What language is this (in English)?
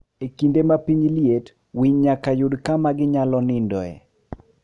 Luo (Kenya and Tanzania)